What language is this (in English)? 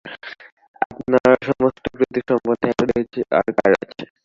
Bangla